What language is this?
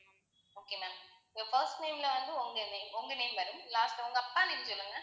Tamil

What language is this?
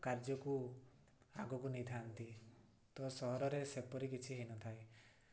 Odia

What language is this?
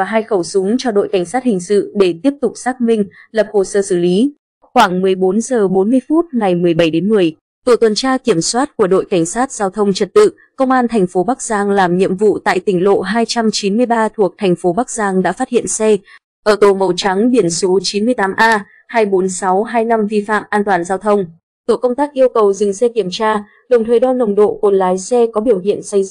Vietnamese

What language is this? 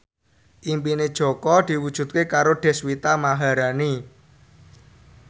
Javanese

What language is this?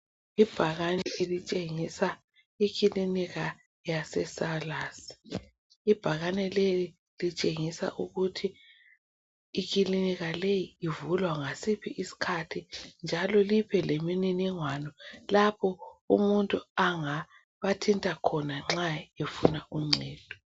North Ndebele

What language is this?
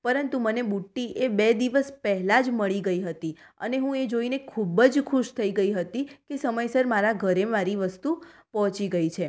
Gujarati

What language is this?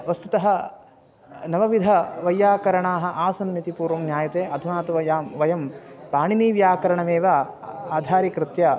Sanskrit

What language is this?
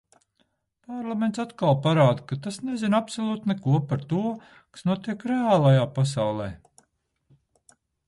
Latvian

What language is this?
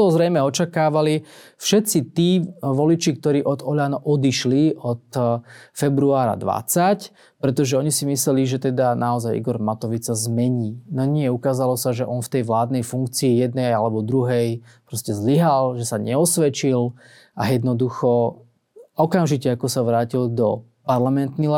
Slovak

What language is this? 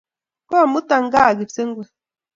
Kalenjin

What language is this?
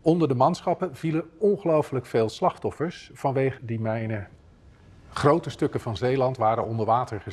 Dutch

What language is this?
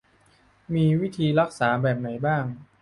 Thai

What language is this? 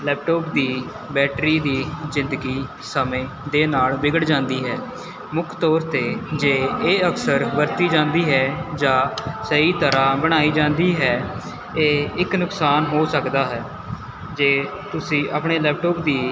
Punjabi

